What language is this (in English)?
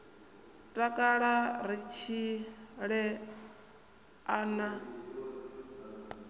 Venda